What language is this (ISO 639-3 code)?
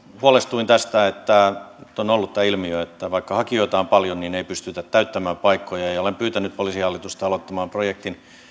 fin